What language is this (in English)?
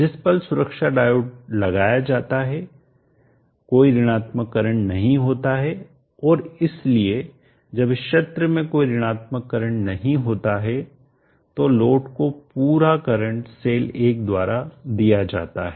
Hindi